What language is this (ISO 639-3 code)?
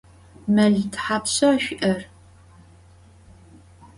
ady